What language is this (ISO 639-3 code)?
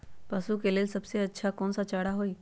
mag